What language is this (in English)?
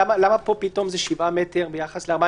Hebrew